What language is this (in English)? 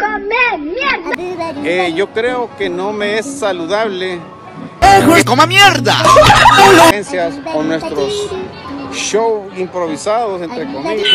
Spanish